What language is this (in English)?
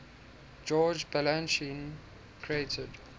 English